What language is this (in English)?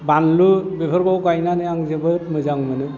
Bodo